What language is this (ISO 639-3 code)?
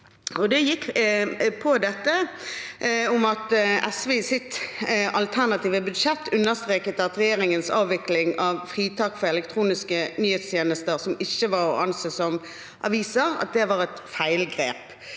nor